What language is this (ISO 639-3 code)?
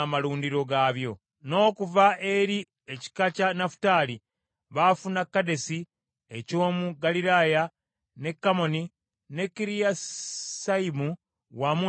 lug